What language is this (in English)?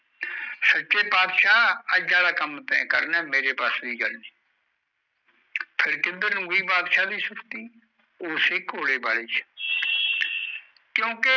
Punjabi